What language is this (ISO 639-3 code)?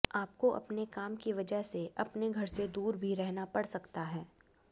hin